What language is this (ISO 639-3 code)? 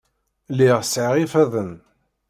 kab